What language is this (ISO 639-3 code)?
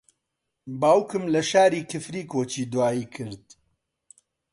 ckb